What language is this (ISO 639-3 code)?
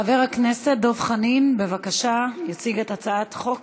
heb